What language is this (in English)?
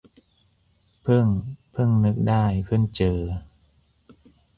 Thai